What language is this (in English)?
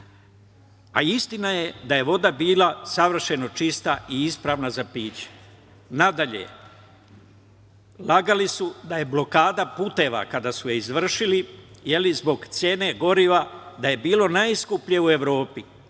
Serbian